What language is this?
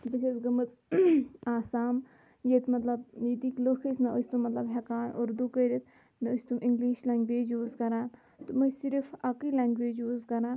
Kashmiri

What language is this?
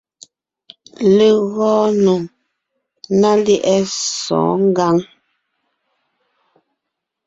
Ngiemboon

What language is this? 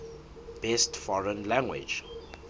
Southern Sotho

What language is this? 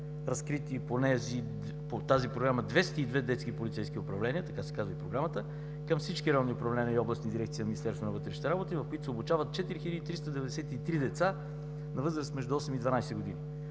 Bulgarian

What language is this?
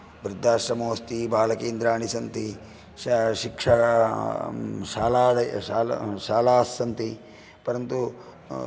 Sanskrit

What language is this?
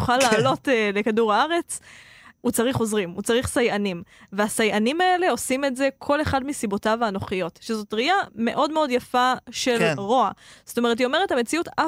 Hebrew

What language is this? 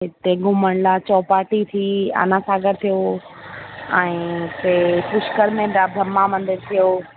Sindhi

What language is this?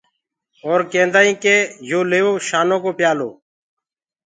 Gurgula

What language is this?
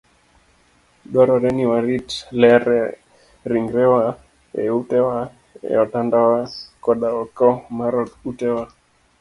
Luo (Kenya and Tanzania)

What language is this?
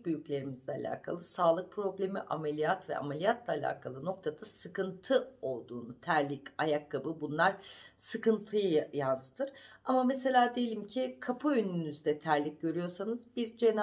Turkish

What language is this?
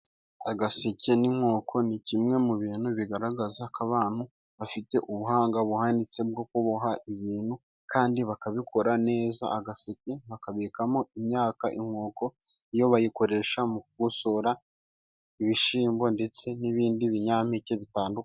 Kinyarwanda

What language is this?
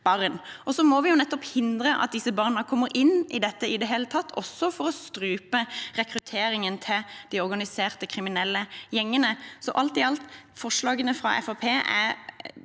Norwegian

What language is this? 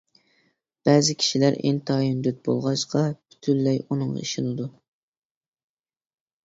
Uyghur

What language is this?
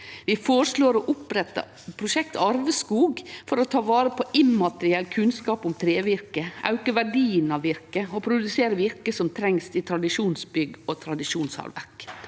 Norwegian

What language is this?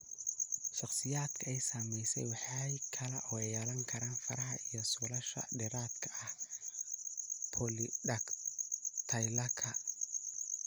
Somali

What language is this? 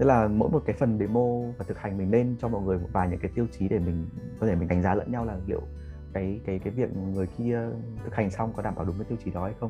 Vietnamese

